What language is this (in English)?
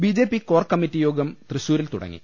Malayalam